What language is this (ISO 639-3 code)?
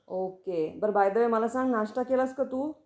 mar